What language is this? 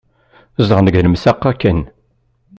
Kabyle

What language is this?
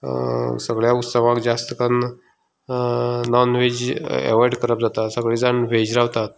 Konkani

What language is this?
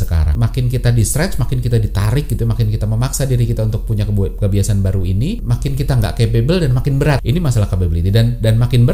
Indonesian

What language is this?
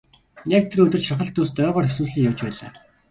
Mongolian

